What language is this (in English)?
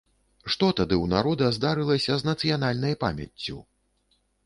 Belarusian